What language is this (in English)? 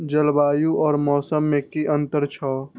Maithili